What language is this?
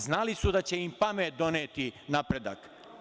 Serbian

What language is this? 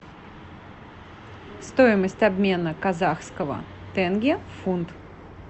Russian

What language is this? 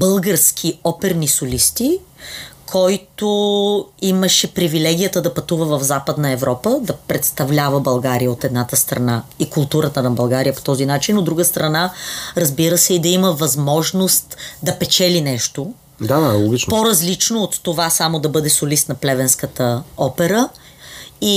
Bulgarian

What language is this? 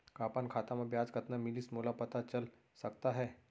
Chhattisgarhi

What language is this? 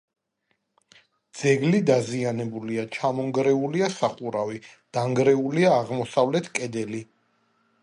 Georgian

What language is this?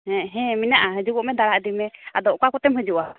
Santali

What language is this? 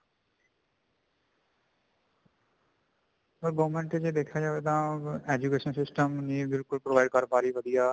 Punjabi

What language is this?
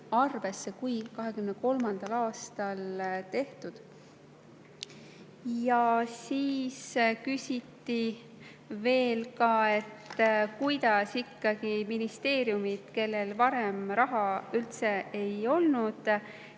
Estonian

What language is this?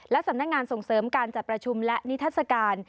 Thai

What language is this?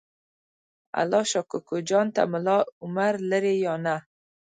Pashto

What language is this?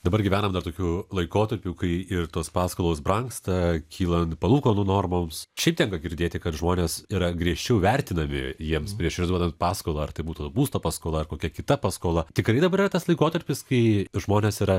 Lithuanian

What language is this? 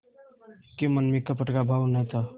Hindi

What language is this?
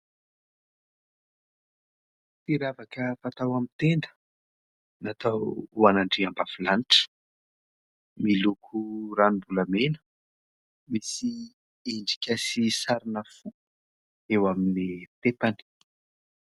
Malagasy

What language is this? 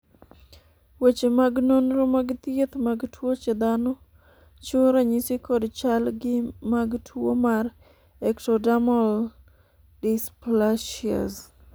Luo (Kenya and Tanzania)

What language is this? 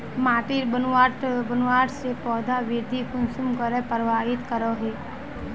Magahi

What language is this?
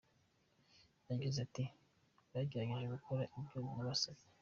Kinyarwanda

